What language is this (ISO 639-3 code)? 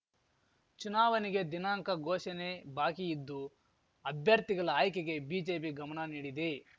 kan